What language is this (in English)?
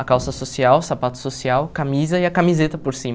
Portuguese